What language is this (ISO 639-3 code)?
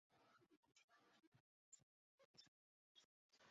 zho